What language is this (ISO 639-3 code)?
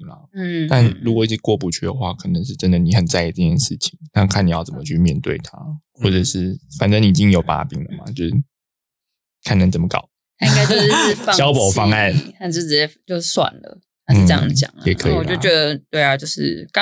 zho